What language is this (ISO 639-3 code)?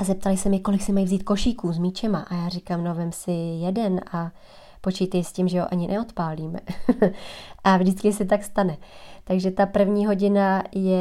ces